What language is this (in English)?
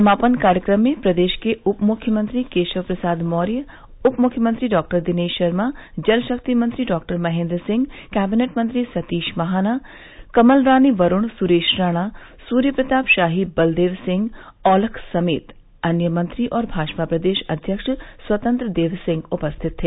Hindi